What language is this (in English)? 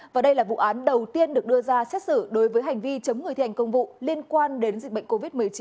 Vietnamese